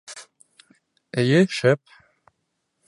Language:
Bashkir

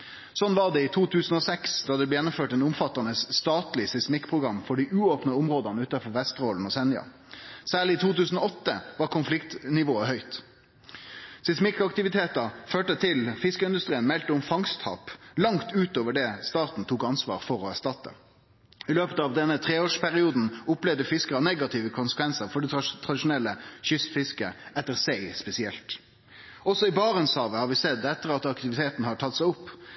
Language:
Norwegian Nynorsk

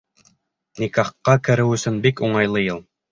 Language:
Bashkir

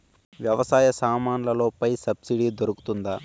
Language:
Telugu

